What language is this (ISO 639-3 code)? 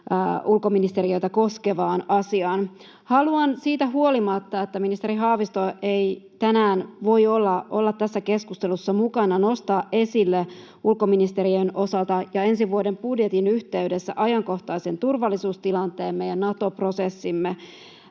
fin